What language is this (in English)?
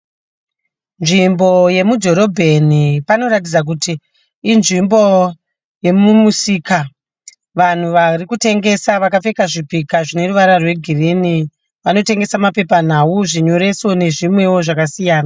Shona